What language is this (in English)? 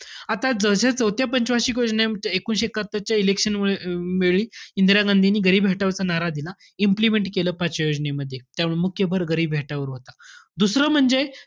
Marathi